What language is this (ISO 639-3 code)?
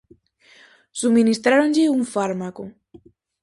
glg